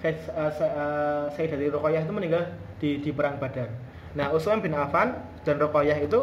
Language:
Indonesian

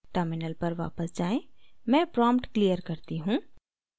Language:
Hindi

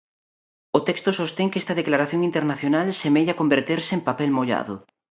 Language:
Galician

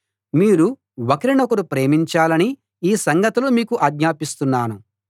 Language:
Telugu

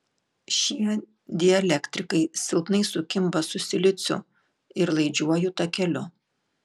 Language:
Lithuanian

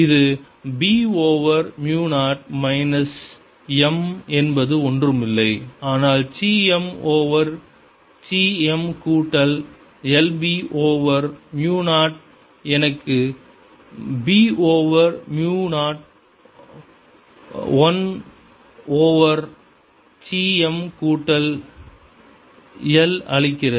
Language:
Tamil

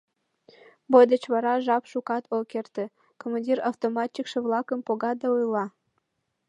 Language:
Mari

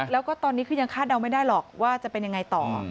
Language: Thai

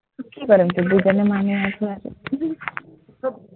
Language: Assamese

